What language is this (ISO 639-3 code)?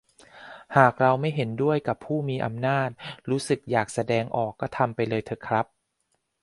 tha